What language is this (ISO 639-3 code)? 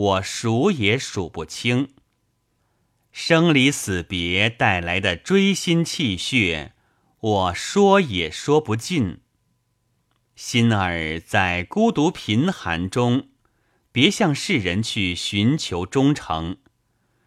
zho